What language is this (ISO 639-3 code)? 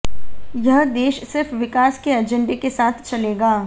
hin